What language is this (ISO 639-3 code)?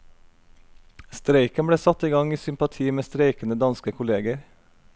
nor